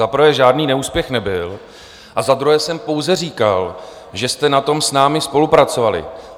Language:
Czech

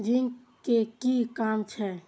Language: Maithili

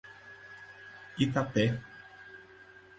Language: Portuguese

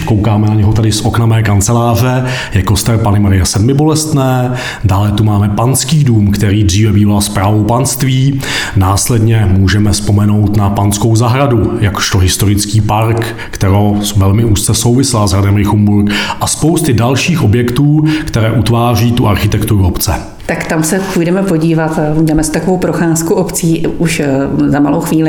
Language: Czech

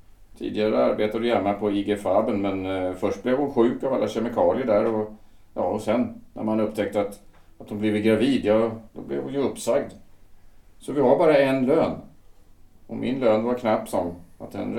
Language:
Swedish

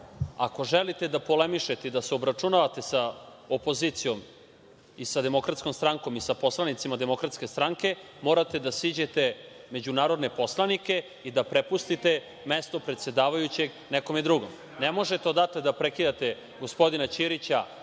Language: Serbian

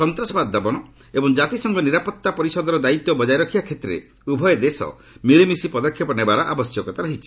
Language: Odia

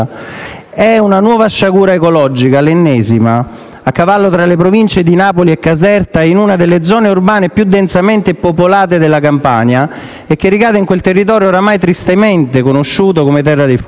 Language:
Italian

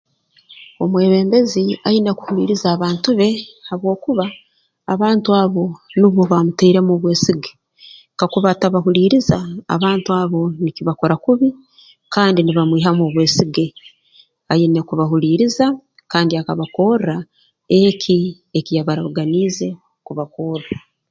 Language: Tooro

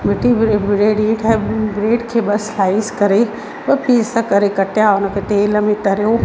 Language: Sindhi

